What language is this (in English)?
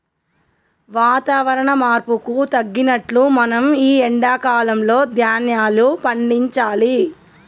Telugu